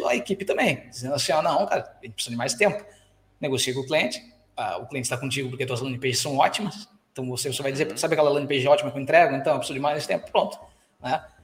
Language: Portuguese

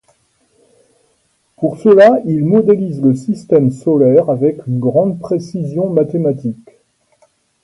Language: French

